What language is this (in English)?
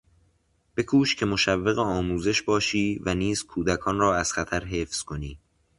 Persian